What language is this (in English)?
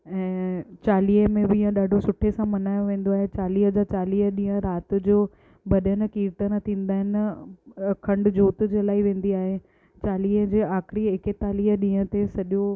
Sindhi